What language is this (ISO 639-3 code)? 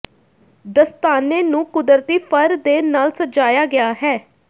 pan